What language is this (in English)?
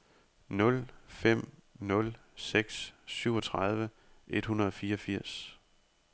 Danish